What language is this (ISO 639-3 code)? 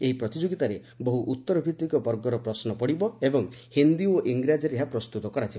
ori